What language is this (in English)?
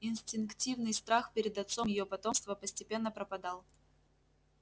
Russian